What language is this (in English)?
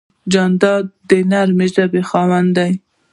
Pashto